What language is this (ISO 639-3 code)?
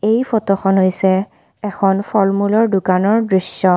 asm